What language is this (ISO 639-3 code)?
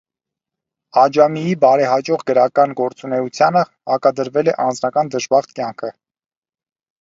hye